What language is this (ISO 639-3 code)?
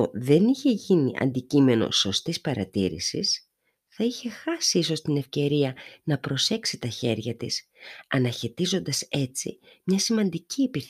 ell